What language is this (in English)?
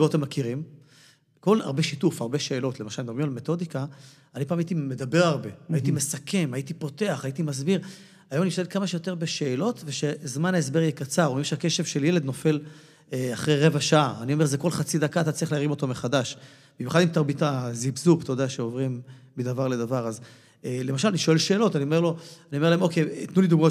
Hebrew